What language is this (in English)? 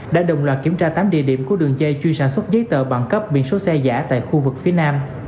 Vietnamese